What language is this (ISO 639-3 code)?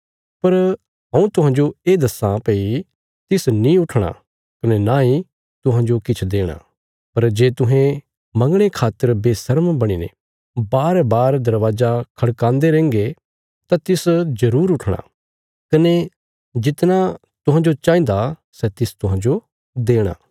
kfs